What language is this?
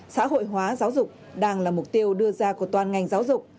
Vietnamese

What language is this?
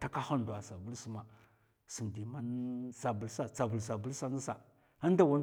Mafa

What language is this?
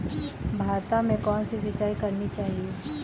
Hindi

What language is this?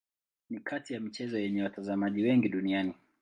Swahili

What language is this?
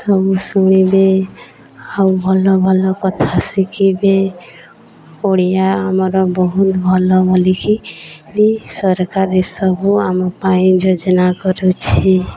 Odia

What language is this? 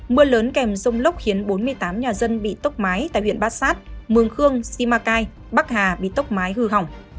Vietnamese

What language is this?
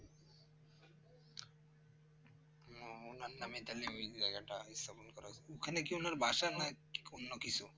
Bangla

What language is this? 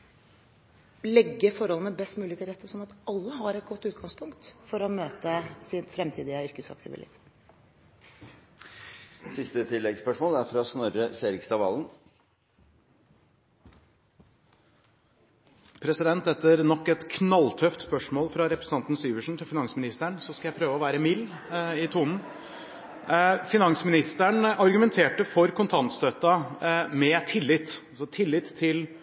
Norwegian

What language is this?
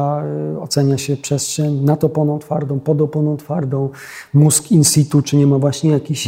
Polish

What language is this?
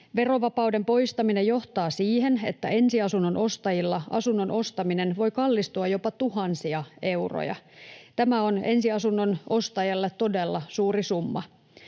Finnish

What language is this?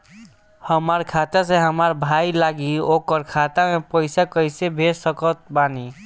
Bhojpuri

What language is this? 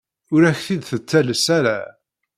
Kabyle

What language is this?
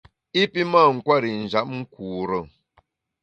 Bamun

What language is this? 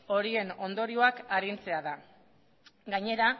Basque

